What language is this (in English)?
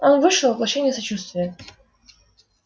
Russian